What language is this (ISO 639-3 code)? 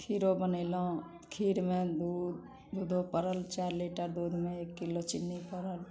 mai